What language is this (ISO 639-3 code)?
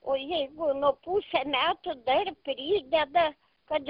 lit